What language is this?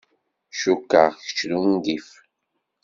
Kabyle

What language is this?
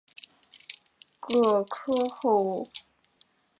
Chinese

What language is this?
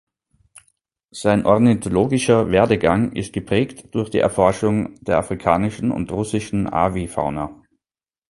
German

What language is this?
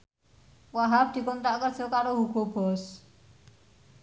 Javanese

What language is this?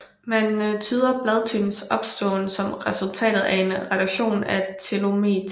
Danish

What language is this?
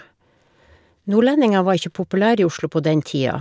Norwegian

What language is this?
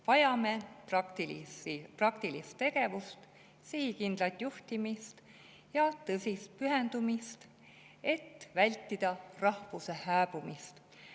Estonian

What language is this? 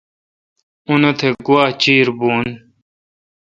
Kalkoti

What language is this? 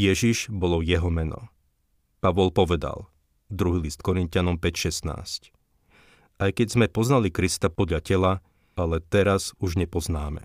Slovak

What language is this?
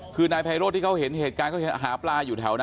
Thai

